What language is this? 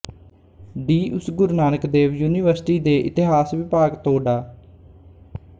Punjabi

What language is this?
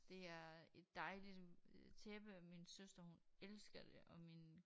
Danish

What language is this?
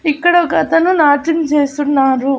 Telugu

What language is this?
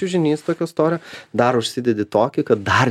Lithuanian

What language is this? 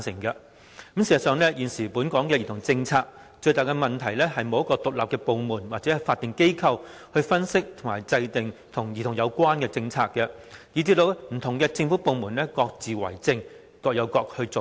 Cantonese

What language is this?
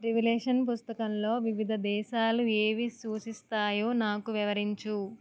Telugu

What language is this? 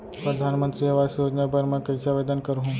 Chhattisgarhi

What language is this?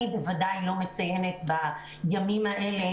Hebrew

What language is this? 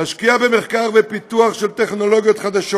Hebrew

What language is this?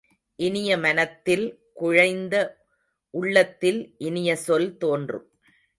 Tamil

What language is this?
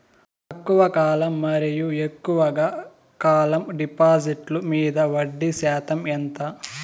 Telugu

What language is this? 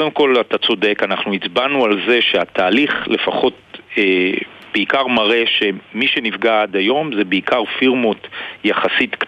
Hebrew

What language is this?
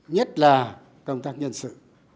Vietnamese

